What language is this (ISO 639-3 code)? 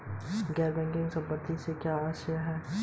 hin